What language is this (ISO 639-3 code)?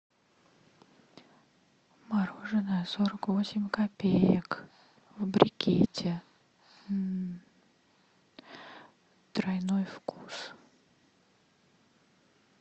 rus